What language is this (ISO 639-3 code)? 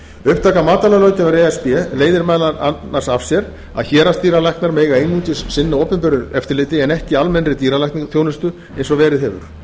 isl